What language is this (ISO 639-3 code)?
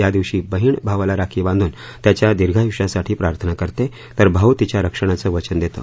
mar